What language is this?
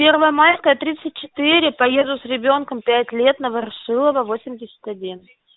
Russian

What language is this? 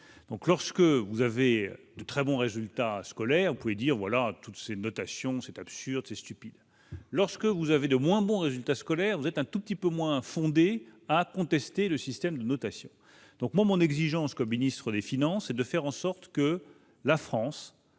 French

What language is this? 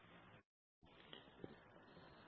Hindi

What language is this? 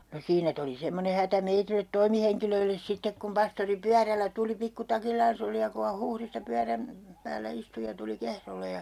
Finnish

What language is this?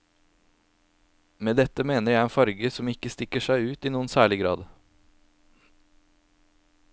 Norwegian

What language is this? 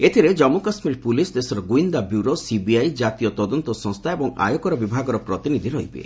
Odia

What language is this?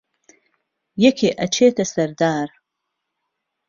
Central Kurdish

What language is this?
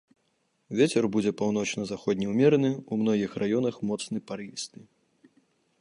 Belarusian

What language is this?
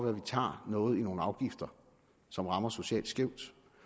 Danish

